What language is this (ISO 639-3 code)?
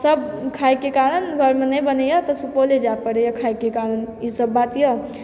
mai